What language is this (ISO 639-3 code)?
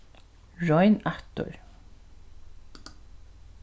fao